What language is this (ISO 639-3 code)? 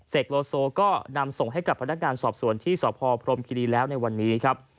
tha